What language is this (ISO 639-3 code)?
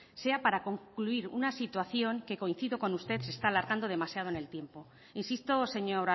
spa